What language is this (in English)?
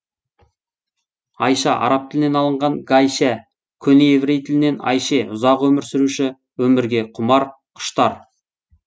Kazakh